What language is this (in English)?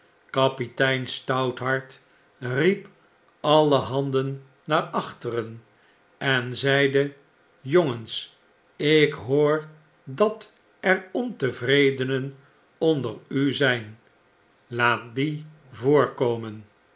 Dutch